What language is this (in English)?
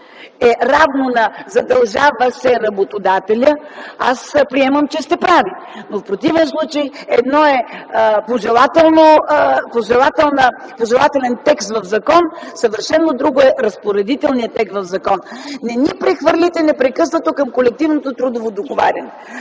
Bulgarian